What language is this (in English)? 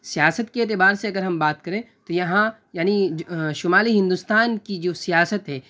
Urdu